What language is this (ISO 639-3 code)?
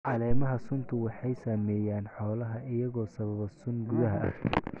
som